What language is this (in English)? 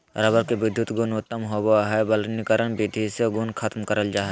Magahi